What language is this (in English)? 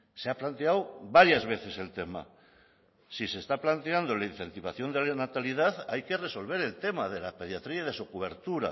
Spanish